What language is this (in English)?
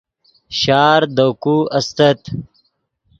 Yidgha